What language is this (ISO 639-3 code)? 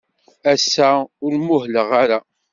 kab